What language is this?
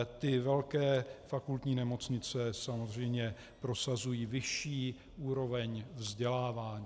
Czech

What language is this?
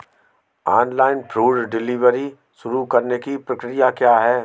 Hindi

